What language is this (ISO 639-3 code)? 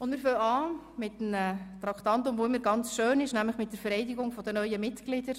gsw